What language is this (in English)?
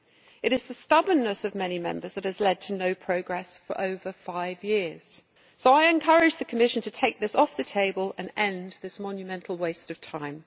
English